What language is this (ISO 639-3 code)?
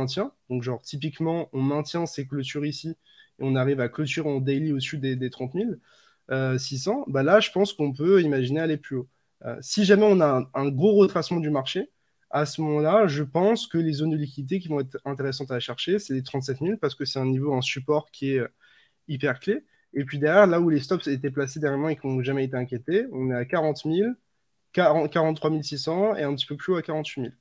fra